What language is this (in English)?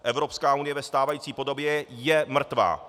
Czech